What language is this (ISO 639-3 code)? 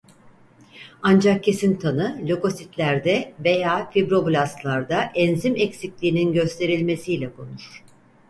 tur